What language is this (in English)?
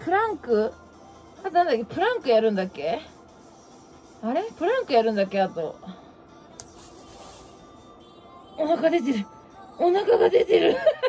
Japanese